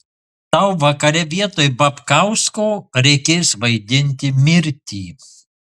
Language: Lithuanian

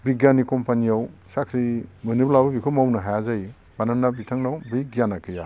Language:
Bodo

